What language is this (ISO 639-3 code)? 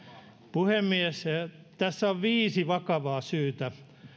fin